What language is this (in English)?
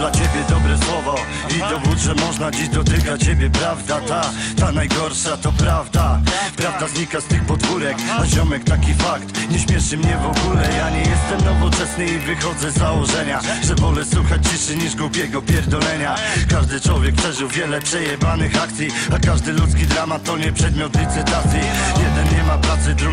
Polish